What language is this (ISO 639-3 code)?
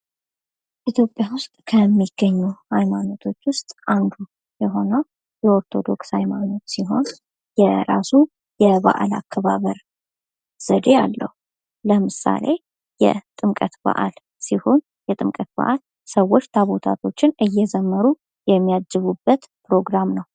amh